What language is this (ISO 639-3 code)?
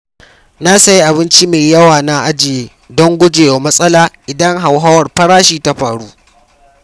hau